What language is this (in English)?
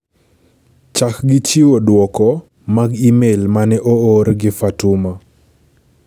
Luo (Kenya and Tanzania)